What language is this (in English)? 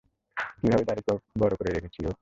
Bangla